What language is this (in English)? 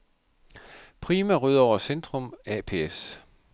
Danish